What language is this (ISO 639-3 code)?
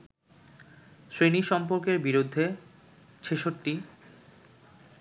ben